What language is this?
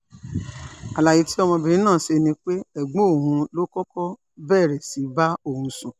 Yoruba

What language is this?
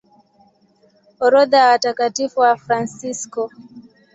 Swahili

